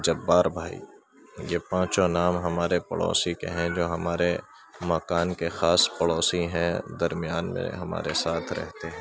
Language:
Urdu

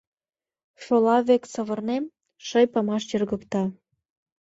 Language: Mari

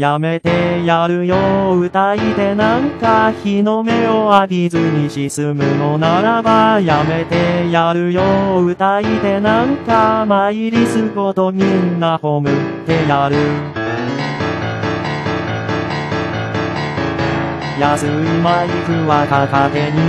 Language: Korean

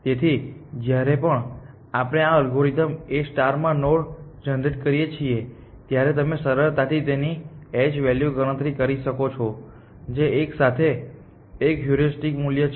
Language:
Gujarati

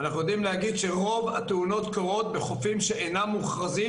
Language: Hebrew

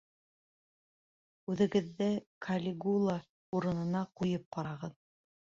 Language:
Bashkir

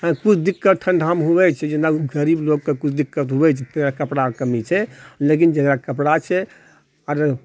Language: Maithili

